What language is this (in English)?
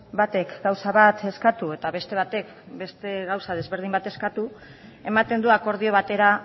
Basque